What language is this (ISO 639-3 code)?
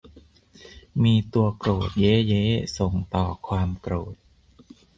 tha